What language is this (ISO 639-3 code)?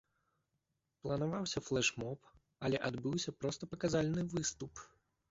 bel